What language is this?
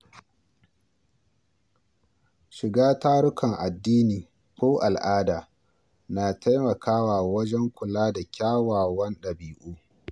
Hausa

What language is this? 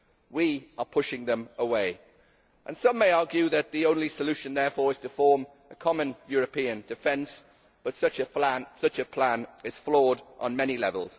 English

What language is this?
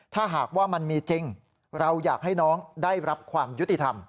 Thai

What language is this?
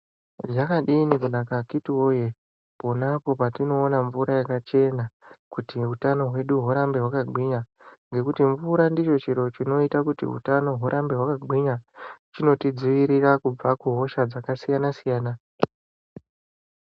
Ndau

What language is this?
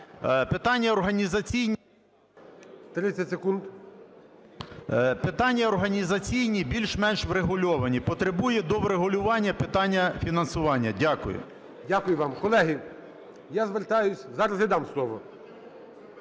Ukrainian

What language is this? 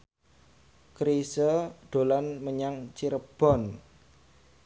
Javanese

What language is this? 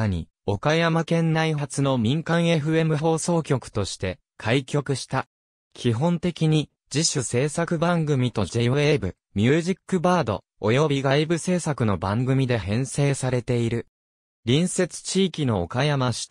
Japanese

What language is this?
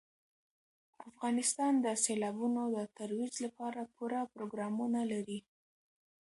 Pashto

